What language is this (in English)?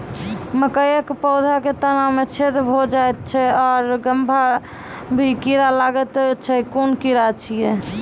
Maithili